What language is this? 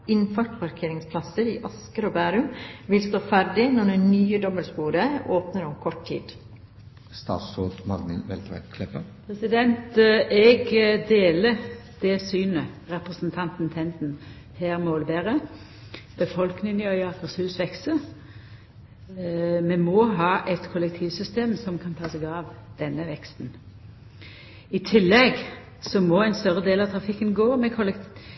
Norwegian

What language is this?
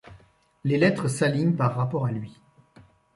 French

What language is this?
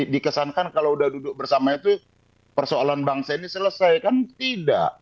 Indonesian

